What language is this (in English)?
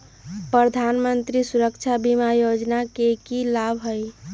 Magahi